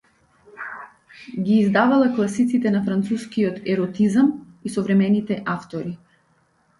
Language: Macedonian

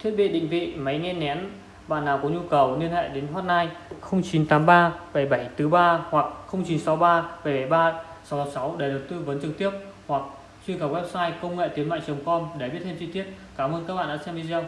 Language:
Vietnamese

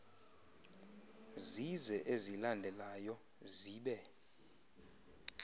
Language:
Xhosa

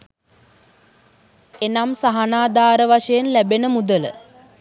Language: Sinhala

